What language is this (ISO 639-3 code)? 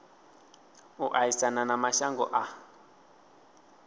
ven